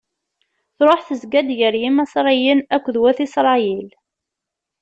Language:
Kabyle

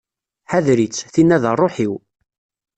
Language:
Kabyle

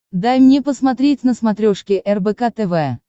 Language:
Russian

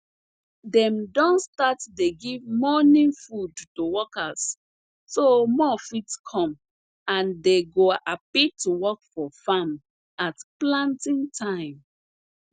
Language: Nigerian Pidgin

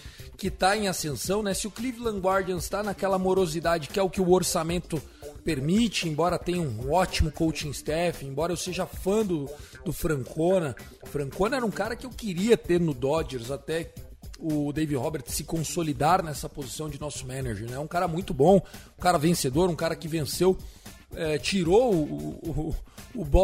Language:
Portuguese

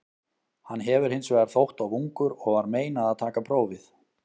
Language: Icelandic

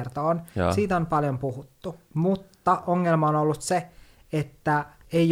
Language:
Finnish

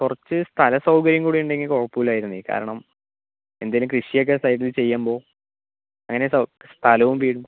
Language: Malayalam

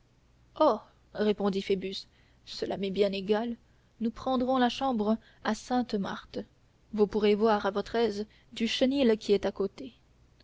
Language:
French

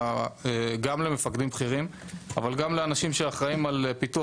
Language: Hebrew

